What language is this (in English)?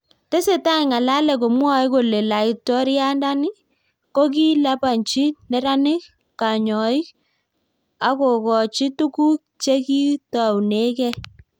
Kalenjin